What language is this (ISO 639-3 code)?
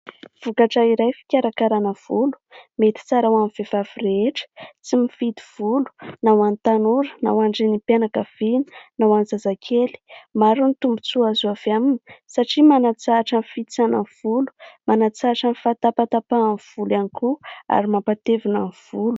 mlg